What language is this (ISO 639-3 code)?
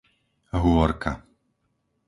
slk